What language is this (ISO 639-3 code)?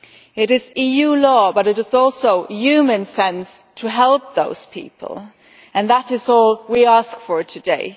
eng